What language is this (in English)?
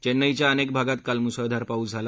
Marathi